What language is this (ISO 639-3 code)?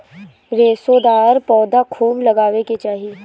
bho